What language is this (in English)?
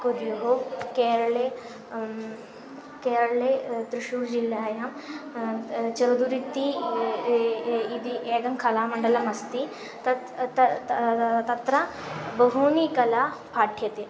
Sanskrit